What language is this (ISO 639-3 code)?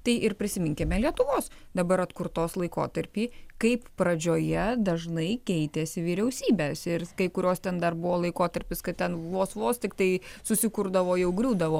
lit